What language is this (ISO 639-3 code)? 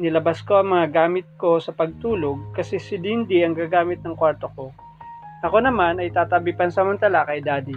fil